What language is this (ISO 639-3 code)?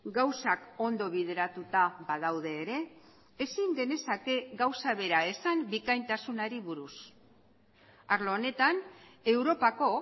eus